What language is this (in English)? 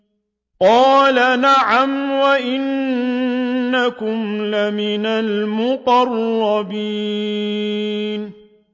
Arabic